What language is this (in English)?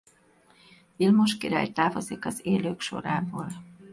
Hungarian